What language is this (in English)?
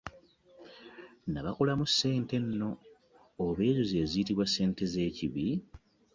Ganda